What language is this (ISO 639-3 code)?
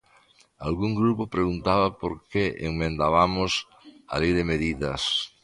glg